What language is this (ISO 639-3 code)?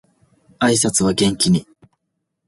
jpn